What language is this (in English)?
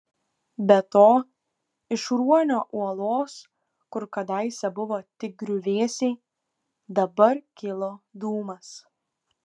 Lithuanian